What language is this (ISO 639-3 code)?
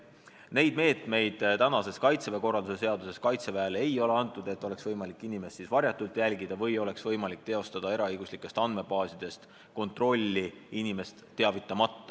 est